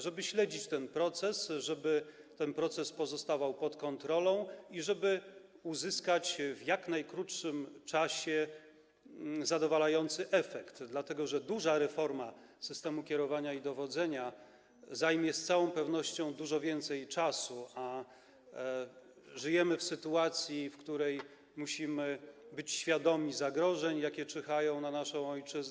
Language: Polish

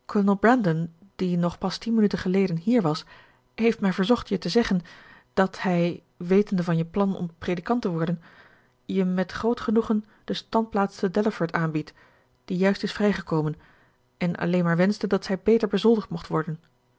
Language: Dutch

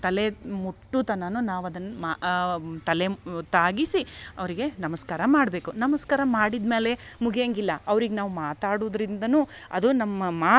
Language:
Kannada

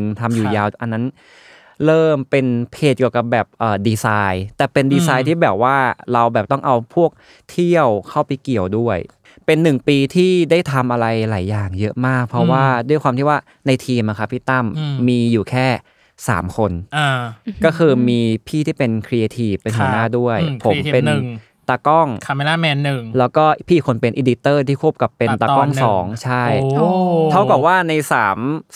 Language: Thai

